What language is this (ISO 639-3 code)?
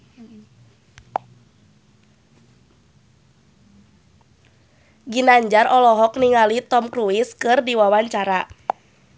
sun